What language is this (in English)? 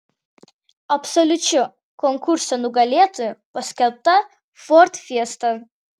Lithuanian